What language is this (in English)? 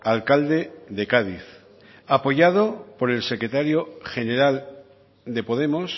Spanish